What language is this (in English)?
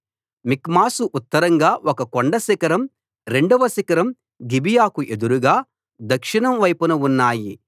Telugu